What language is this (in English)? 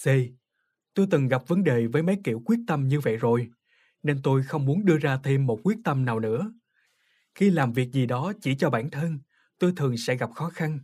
Vietnamese